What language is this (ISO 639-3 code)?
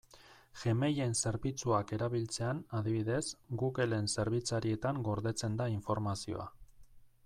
eus